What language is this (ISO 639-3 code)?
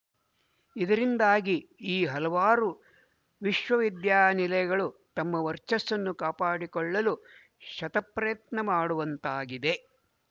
kan